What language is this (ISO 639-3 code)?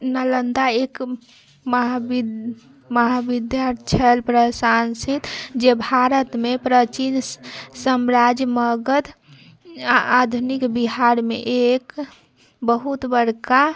mai